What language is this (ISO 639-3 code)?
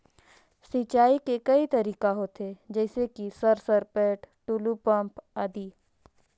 hne